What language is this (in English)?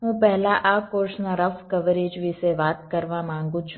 Gujarati